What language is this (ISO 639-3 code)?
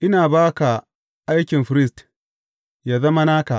hau